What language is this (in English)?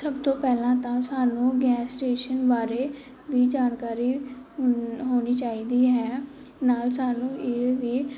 Punjabi